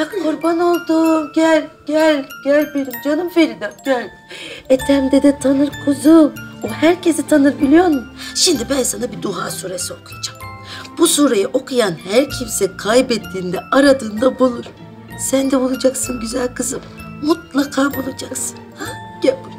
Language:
Turkish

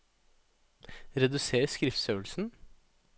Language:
Norwegian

